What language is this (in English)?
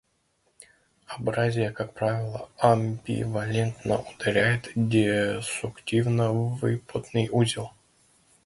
Russian